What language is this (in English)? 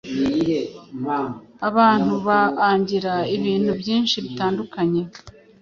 Kinyarwanda